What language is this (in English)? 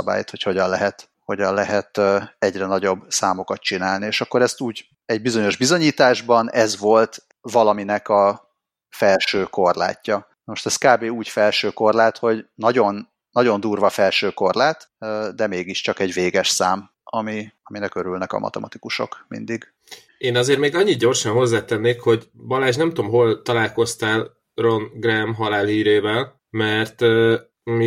Hungarian